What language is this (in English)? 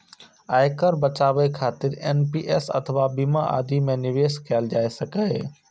Maithili